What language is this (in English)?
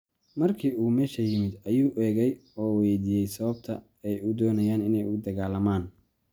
Somali